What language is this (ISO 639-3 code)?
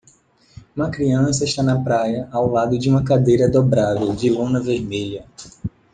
por